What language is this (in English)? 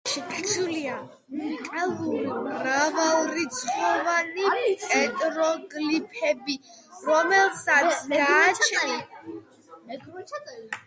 Georgian